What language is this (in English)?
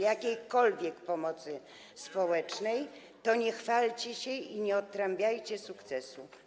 Polish